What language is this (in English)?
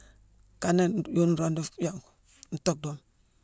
Mansoanka